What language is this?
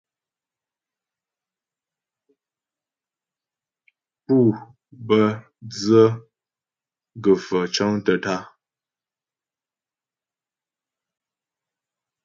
Ghomala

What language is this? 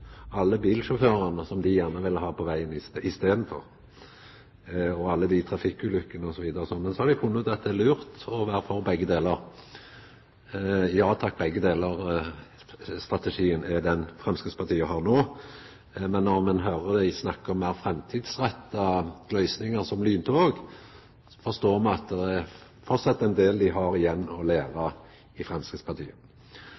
Norwegian Nynorsk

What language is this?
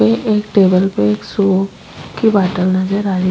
Rajasthani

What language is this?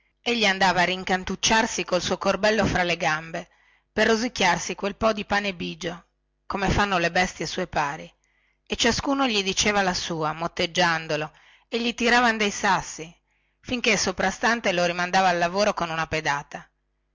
Italian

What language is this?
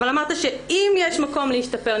Hebrew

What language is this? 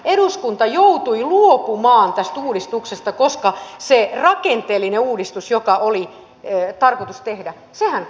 Finnish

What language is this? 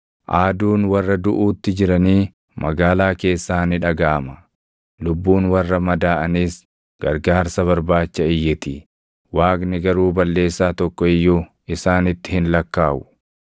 Oromo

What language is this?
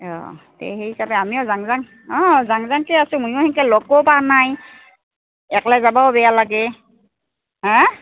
Assamese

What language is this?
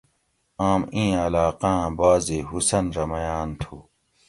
Gawri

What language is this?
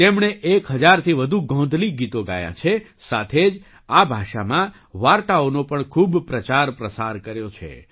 Gujarati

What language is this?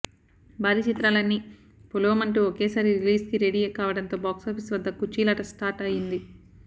Telugu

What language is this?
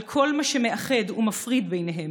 Hebrew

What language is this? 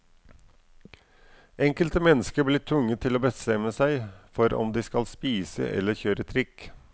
Norwegian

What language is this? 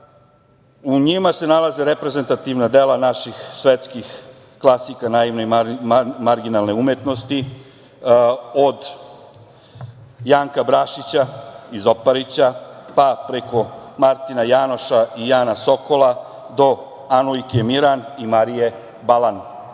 Serbian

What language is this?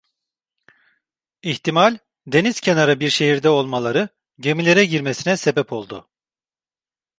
Turkish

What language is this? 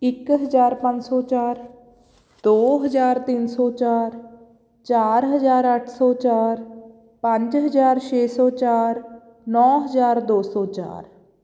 Punjabi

